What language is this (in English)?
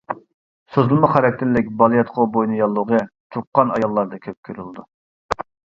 Uyghur